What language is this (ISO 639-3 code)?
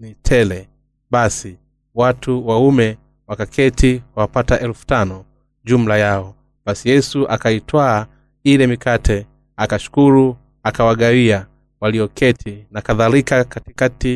swa